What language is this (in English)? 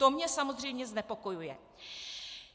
Czech